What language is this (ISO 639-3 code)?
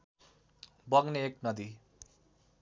nep